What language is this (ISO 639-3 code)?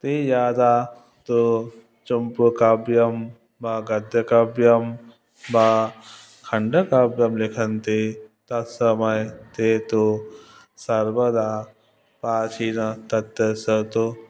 san